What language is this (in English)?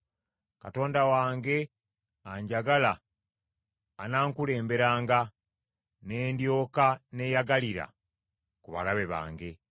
Ganda